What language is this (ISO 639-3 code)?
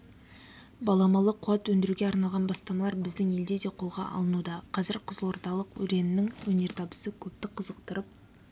kaz